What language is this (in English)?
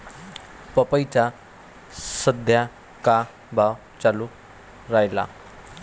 Marathi